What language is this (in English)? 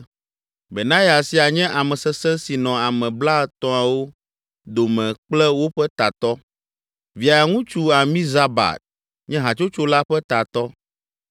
Ewe